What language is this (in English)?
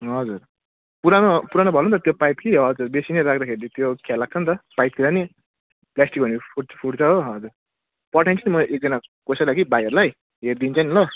Nepali